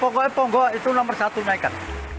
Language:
Indonesian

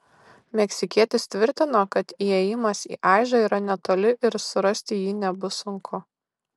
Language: Lithuanian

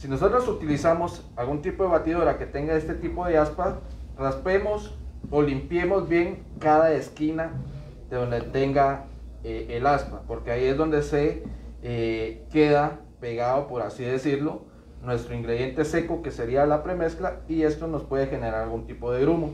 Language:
Spanish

